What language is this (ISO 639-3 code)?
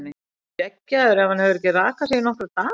isl